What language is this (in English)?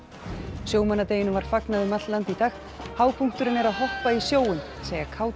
Icelandic